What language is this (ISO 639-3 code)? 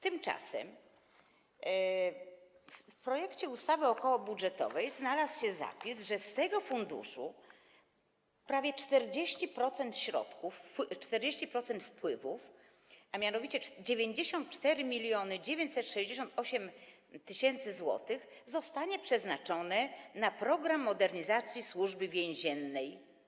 pol